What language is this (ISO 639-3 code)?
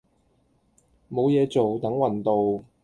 yue